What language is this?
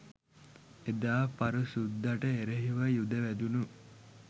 Sinhala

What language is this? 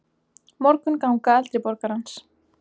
Icelandic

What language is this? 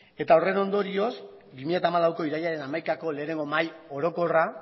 Basque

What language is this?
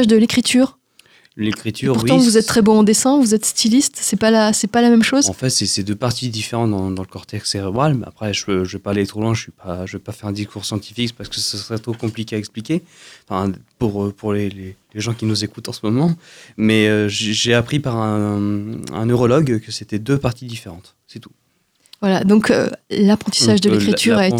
French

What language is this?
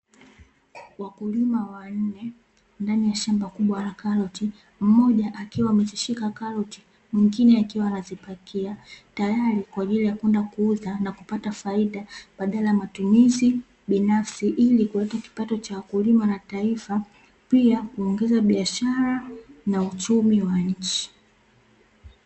Swahili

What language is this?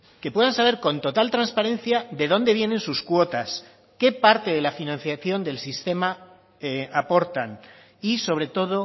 Spanish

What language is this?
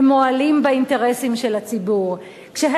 Hebrew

